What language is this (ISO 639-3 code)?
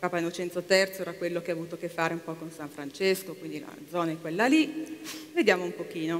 ita